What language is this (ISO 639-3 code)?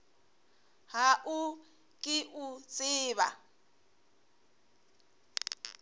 nso